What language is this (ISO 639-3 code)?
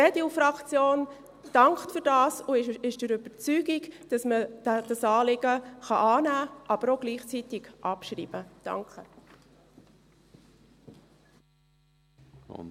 gsw